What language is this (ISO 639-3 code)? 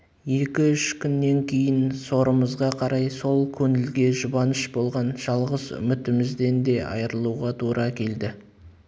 kaz